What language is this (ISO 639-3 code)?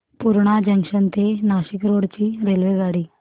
mar